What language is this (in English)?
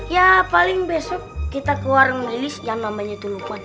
Indonesian